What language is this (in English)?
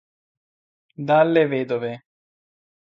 Italian